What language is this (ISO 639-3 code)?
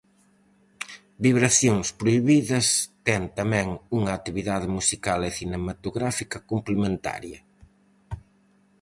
glg